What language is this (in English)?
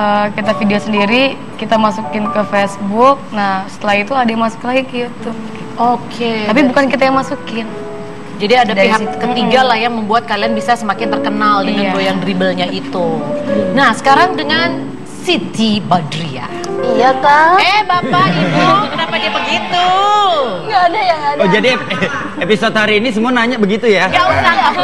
Indonesian